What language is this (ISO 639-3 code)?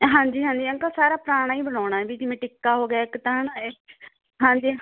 pan